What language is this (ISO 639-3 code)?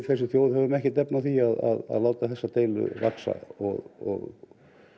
isl